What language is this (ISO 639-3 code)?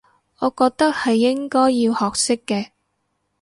yue